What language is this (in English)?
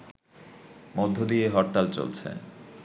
Bangla